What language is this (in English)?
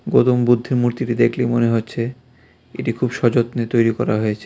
Bangla